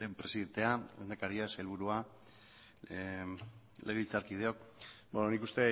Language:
Basque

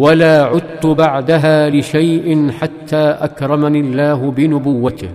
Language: Arabic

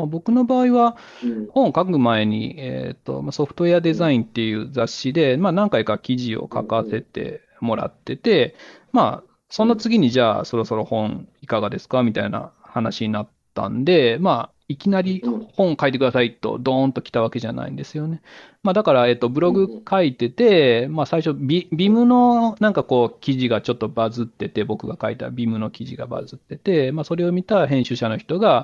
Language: Japanese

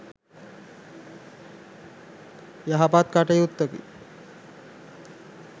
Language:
Sinhala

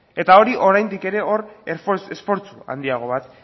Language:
Basque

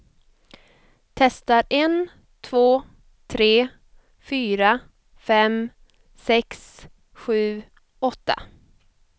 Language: Swedish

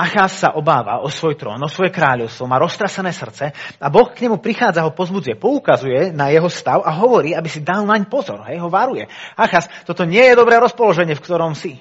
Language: Slovak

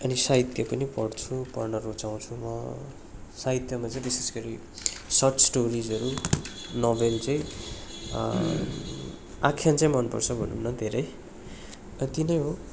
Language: Nepali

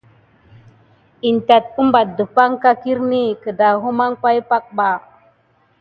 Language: Gidar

